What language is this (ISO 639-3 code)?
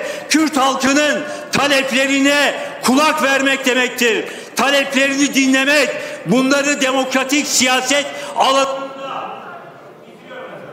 tur